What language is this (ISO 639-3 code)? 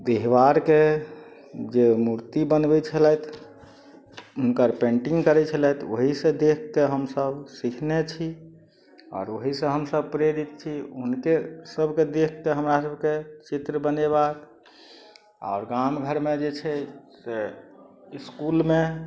mai